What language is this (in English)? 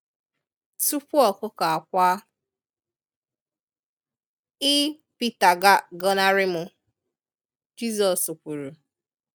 Igbo